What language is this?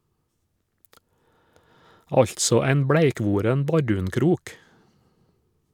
Norwegian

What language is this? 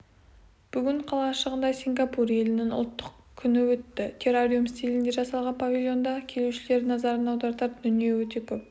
Kazakh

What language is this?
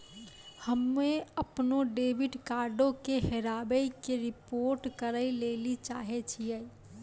Maithili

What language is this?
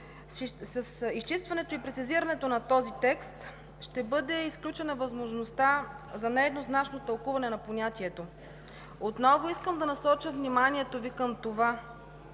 Bulgarian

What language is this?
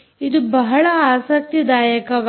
Kannada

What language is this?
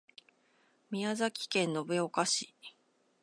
Japanese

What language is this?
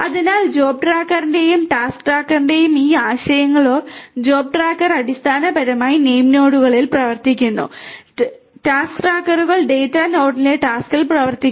Malayalam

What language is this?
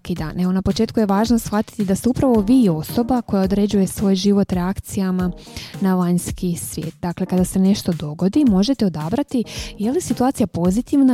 Croatian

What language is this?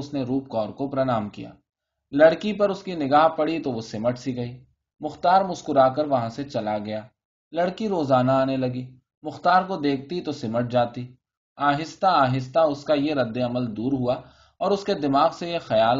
Urdu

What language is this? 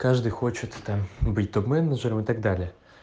Russian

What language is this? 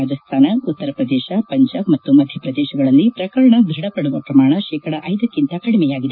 Kannada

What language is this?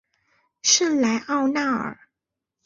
Chinese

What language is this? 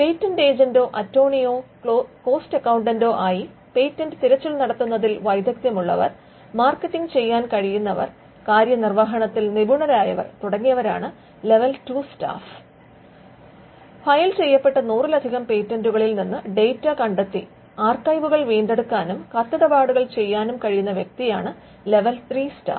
Malayalam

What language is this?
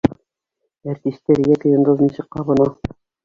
Bashkir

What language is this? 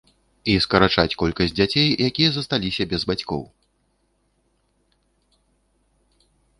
Belarusian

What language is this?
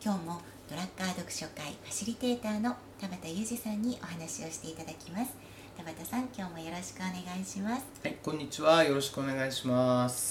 Japanese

